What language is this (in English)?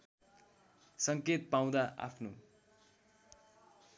Nepali